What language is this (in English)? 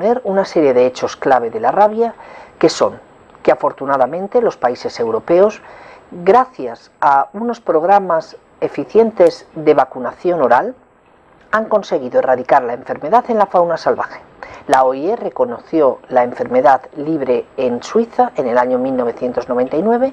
Spanish